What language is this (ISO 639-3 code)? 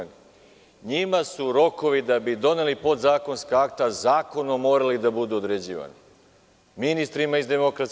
srp